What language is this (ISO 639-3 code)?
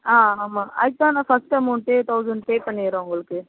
tam